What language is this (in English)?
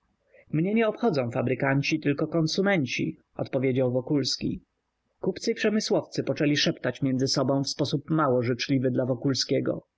Polish